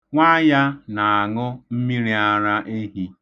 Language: Igbo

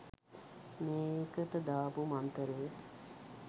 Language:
Sinhala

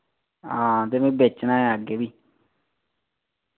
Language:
Dogri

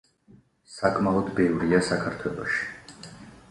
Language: Georgian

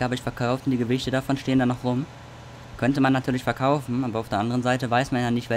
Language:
German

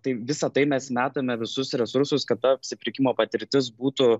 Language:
Lithuanian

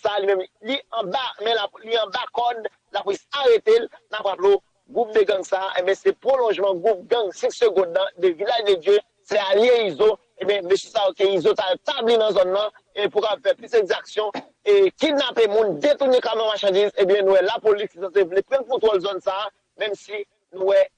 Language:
French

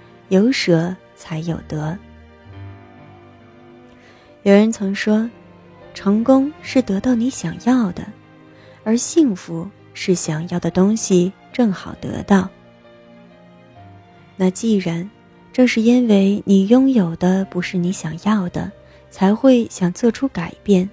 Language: Chinese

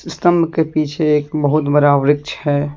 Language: Hindi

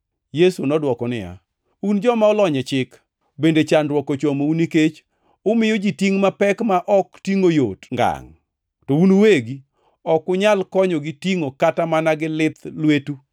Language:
Luo (Kenya and Tanzania)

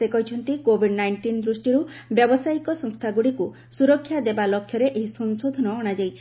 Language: Odia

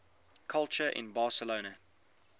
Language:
English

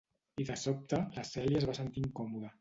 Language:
Catalan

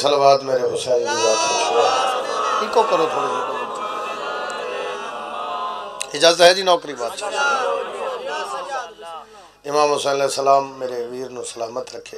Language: Arabic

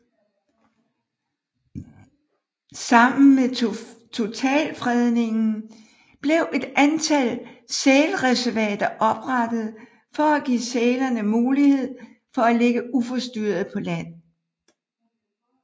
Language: Danish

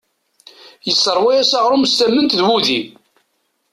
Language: Kabyle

